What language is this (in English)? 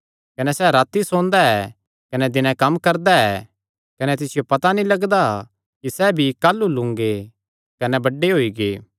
Kangri